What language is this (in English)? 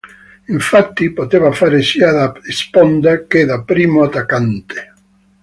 Italian